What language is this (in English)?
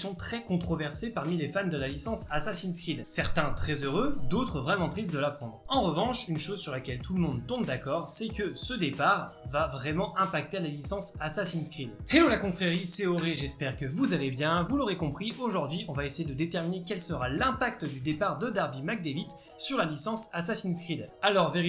French